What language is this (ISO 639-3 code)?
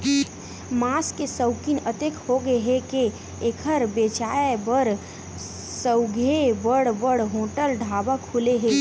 hne